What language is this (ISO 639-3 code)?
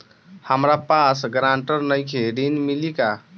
bho